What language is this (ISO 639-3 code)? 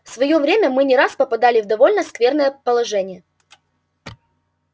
rus